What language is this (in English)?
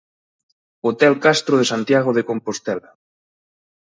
Galician